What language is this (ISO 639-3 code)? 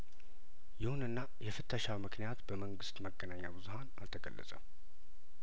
amh